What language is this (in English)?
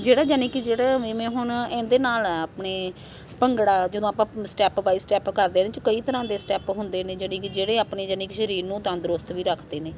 Punjabi